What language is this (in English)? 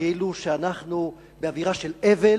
Hebrew